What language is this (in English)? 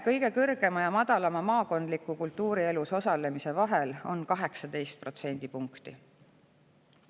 Estonian